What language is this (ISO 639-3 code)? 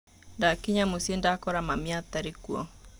kik